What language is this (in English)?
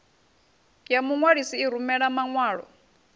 Venda